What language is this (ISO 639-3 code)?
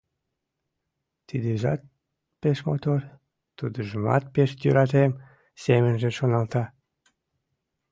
chm